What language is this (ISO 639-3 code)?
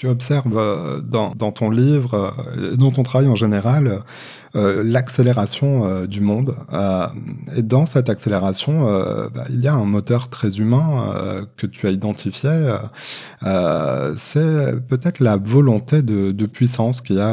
fra